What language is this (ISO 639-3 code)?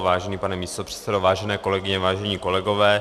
ces